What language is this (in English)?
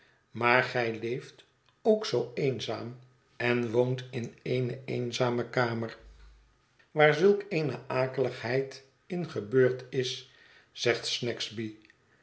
Dutch